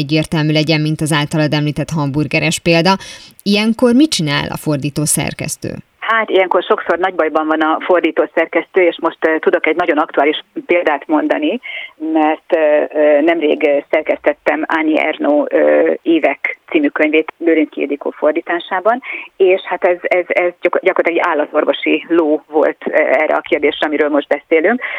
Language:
Hungarian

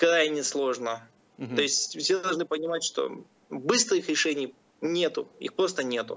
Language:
Russian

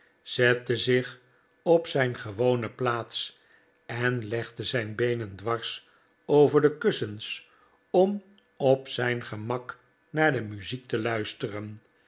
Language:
Dutch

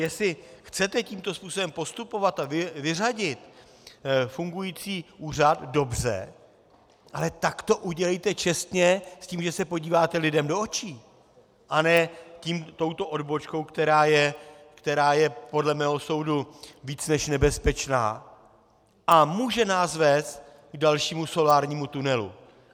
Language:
Czech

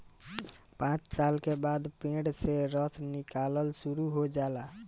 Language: Bhojpuri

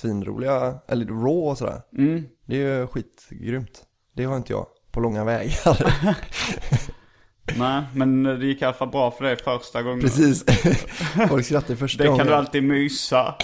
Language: Swedish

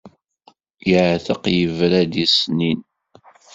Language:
Kabyle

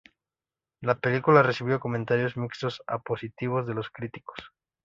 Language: Spanish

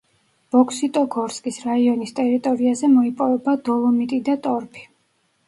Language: Georgian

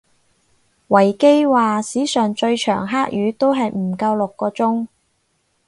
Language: Cantonese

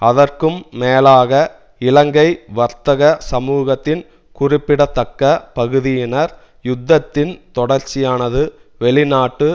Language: Tamil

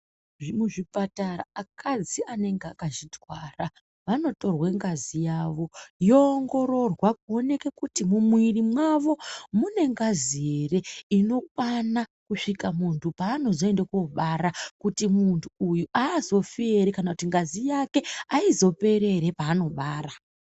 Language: Ndau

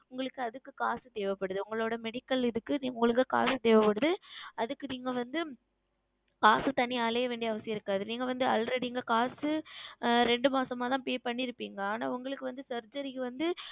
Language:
Tamil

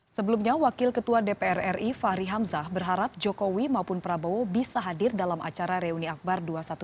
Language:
Indonesian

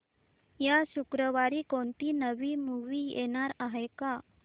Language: Marathi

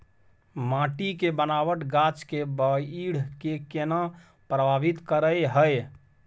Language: Maithili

